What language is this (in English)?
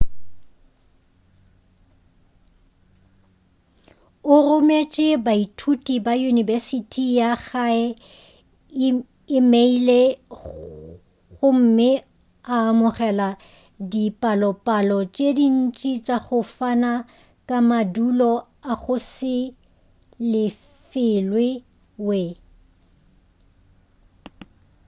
Northern Sotho